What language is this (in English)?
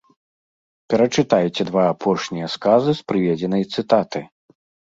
Belarusian